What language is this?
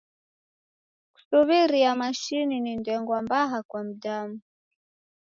Taita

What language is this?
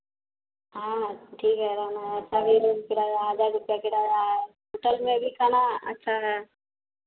Hindi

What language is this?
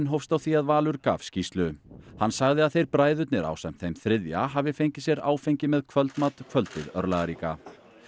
Icelandic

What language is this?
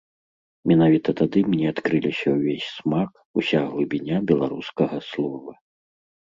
Belarusian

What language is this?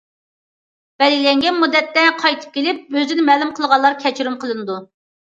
Uyghur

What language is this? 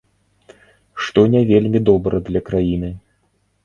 Belarusian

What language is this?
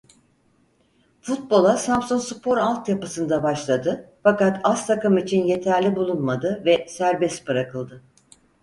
Turkish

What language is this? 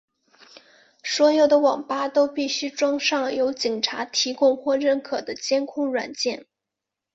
Chinese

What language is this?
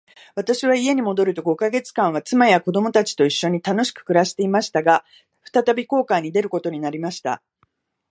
Japanese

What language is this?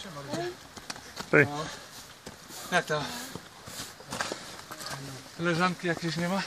Polish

